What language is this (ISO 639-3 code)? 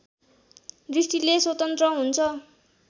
nep